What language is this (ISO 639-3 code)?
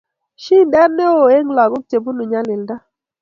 kln